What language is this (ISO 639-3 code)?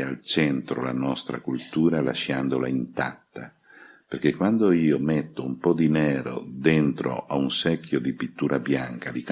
ita